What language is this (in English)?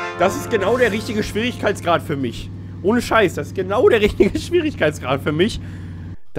German